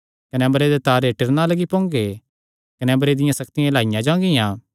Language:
Kangri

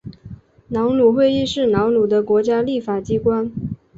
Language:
Chinese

